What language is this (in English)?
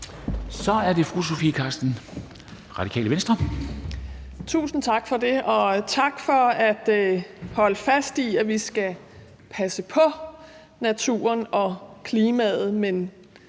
Danish